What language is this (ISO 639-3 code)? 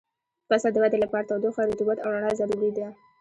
pus